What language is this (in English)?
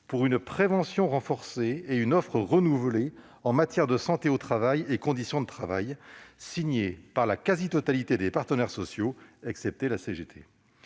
French